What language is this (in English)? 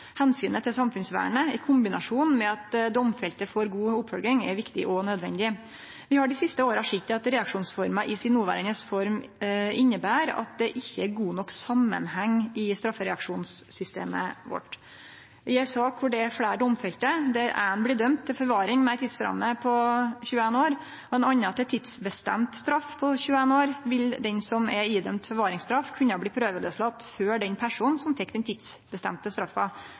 Norwegian Nynorsk